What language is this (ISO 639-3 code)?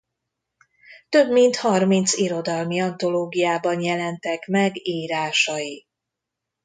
hun